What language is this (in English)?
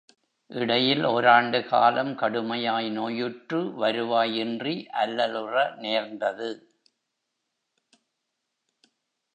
Tamil